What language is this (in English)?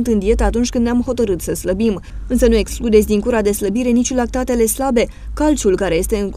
Romanian